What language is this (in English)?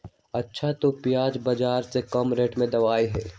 Magahi